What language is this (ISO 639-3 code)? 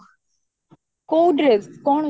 ori